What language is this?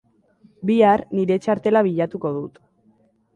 Basque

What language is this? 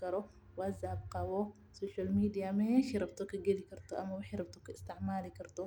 Somali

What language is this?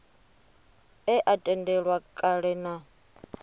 Venda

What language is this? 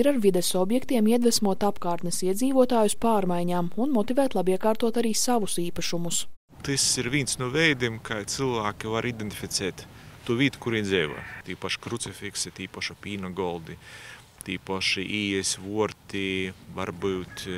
Latvian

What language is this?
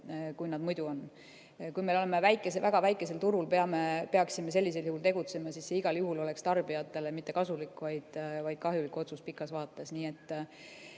Estonian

